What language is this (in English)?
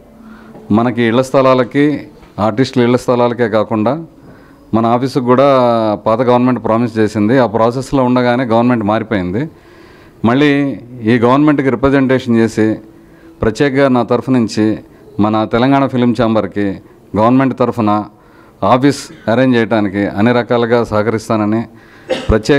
Telugu